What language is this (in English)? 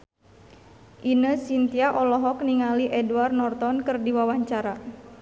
Sundanese